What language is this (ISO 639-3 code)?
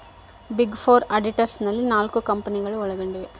kan